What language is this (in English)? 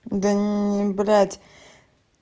Russian